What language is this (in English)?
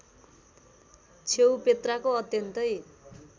Nepali